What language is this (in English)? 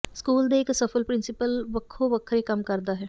Punjabi